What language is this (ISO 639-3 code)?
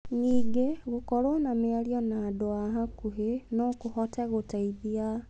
kik